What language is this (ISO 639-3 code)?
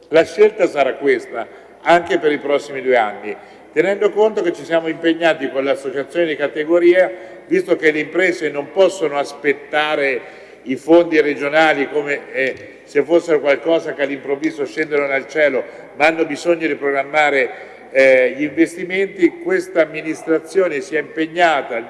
ita